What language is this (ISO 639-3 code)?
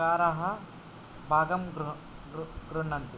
san